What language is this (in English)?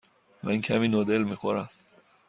Persian